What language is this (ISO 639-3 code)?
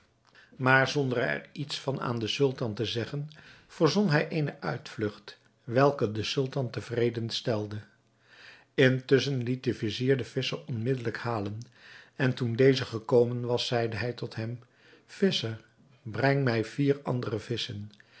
nld